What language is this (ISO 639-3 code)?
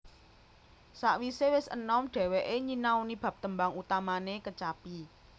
jav